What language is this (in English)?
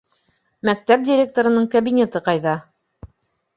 Bashkir